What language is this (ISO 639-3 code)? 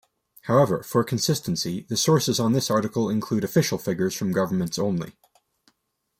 eng